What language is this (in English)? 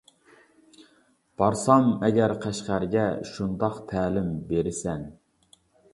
Uyghur